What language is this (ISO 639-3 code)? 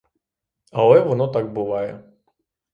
ukr